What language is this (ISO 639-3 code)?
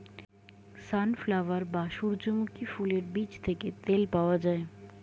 ben